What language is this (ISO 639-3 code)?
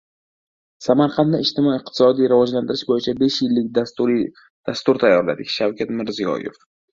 uzb